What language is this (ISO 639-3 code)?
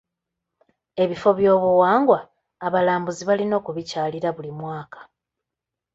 lug